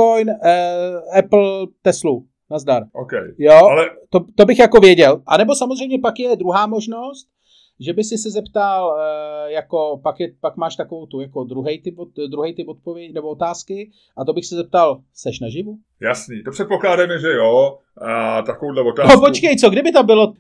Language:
Czech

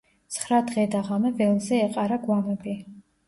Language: Georgian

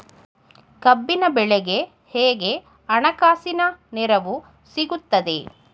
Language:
Kannada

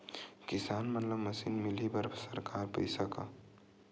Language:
Chhattisgarhi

